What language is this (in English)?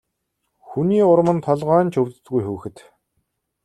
Mongolian